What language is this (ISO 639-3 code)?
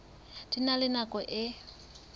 sot